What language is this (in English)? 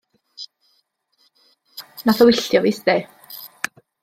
Welsh